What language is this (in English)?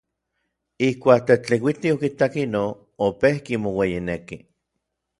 Orizaba Nahuatl